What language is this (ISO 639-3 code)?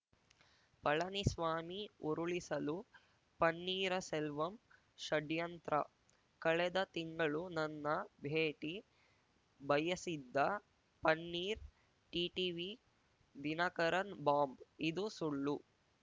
kan